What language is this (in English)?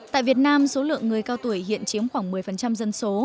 Vietnamese